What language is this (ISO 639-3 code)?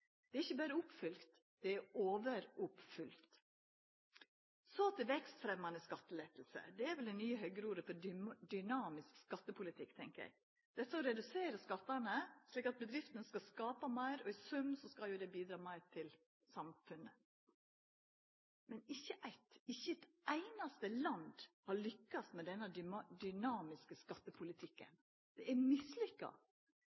nno